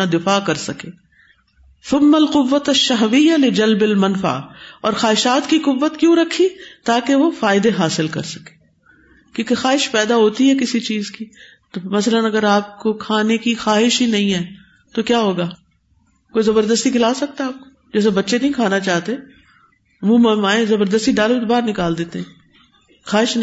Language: Urdu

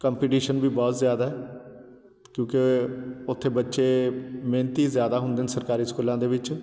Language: Punjabi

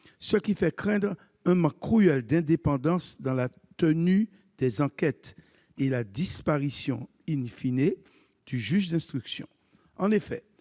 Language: French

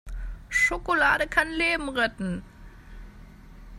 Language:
German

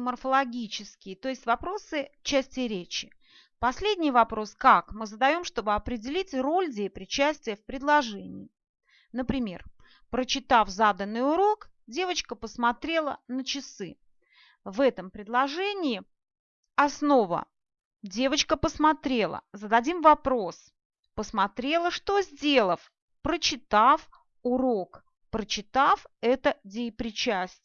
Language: Russian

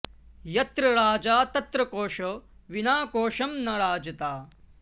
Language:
Sanskrit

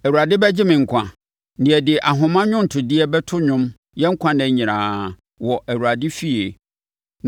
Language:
Akan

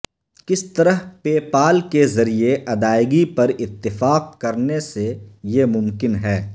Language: Urdu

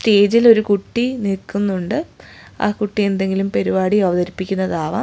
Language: Malayalam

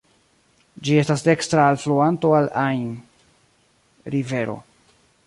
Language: Esperanto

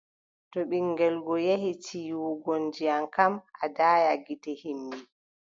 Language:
Adamawa Fulfulde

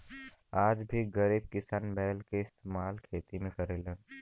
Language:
Bhojpuri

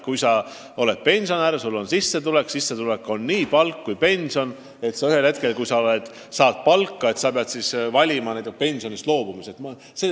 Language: Estonian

